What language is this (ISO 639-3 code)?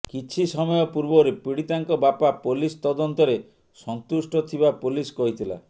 ori